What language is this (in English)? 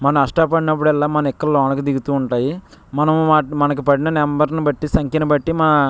Telugu